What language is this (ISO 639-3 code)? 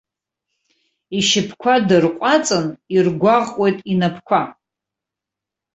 abk